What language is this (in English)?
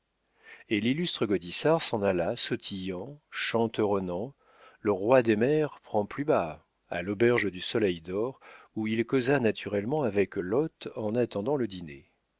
French